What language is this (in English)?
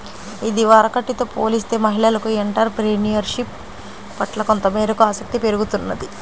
Telugu